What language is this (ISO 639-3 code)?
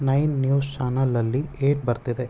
kan